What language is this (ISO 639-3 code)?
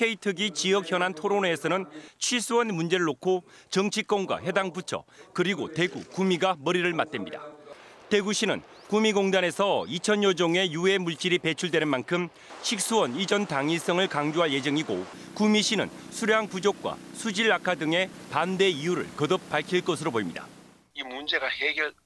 kor